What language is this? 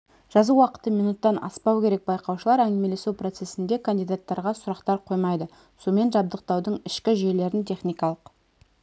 Kazakh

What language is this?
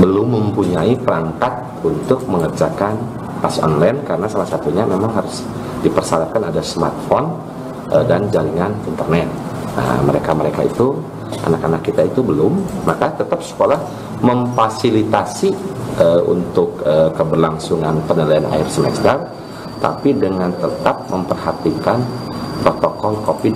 Indonesian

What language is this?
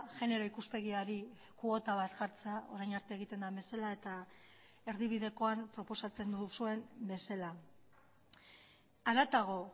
Basque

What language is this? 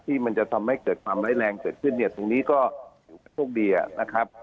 Thai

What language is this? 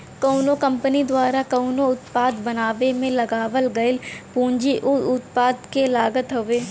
Bhojpuri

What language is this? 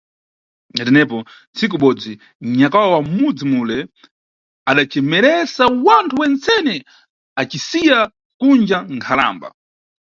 Nyungwe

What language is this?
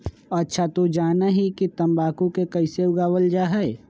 Magahi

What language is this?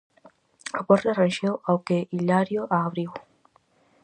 Galician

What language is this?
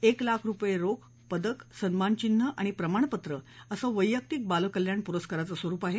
Marathi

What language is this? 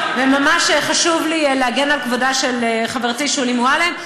Hebrew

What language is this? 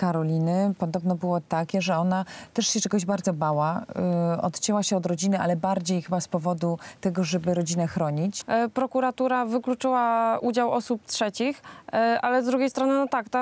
Polish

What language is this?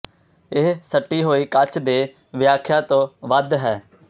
Punjabi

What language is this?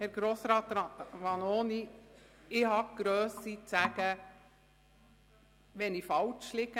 Swiss German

